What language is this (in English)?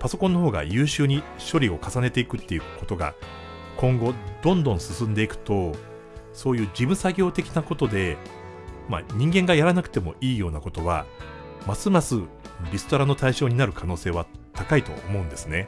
Japanese